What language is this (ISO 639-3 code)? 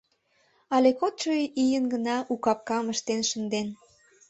chm